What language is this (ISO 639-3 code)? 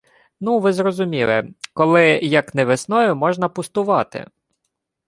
ukr